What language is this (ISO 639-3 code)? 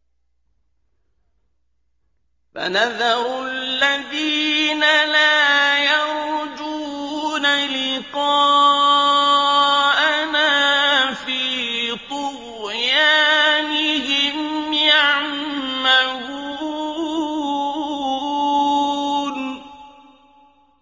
ara